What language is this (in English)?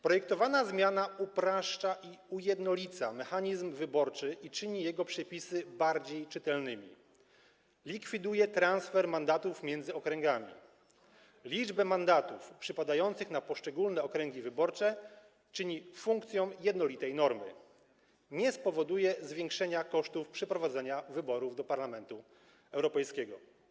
Polish